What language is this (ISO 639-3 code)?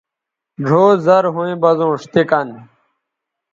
btv